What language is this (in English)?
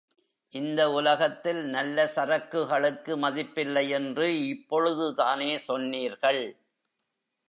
Tamil